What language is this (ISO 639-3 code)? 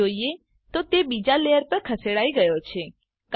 guj